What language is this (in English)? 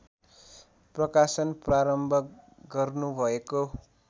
Nepali